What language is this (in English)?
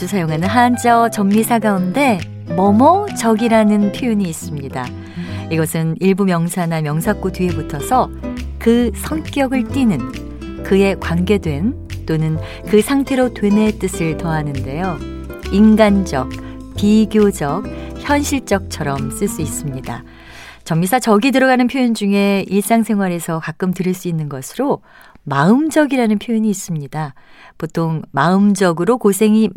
Korean